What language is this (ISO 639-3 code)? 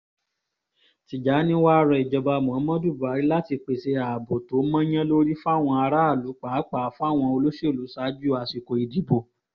yor